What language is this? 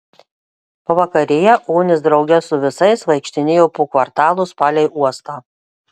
Lithuanian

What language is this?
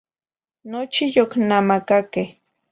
Zacatlán-Ahuacatlán-Tepetzintla Nahuatl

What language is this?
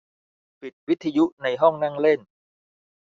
Thai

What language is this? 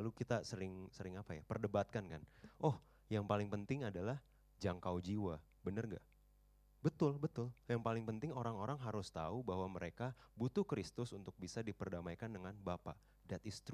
Indonesian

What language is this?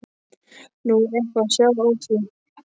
Icelandic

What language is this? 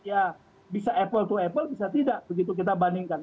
Indonesian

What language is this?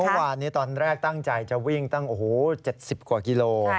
Thai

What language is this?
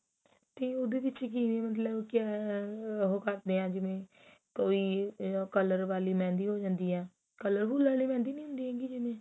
Punjabi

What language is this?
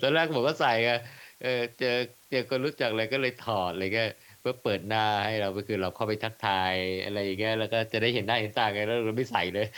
Thai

